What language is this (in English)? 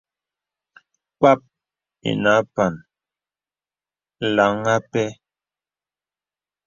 Bebele